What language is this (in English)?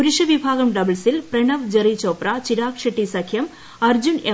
Malayalam